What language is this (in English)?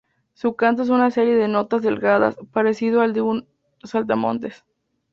Spanish